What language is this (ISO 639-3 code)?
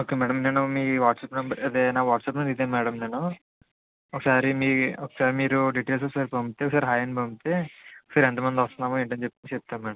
tel